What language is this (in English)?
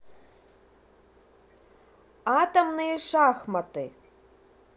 Russian